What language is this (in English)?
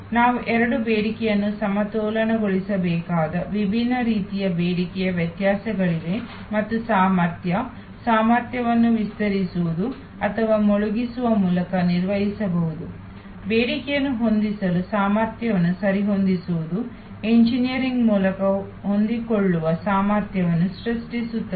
Kannada